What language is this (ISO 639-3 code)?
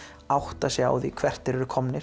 isl